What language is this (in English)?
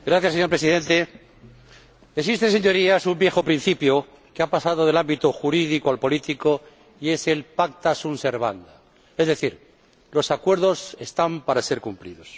Spanish